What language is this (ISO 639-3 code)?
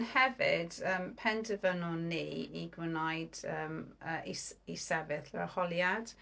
cym